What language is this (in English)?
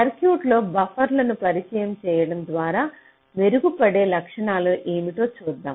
Telugu